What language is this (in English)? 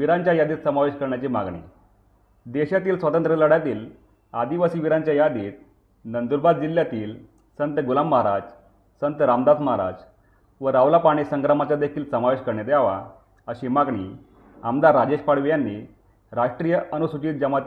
Marathi